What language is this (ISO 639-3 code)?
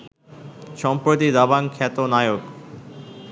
ben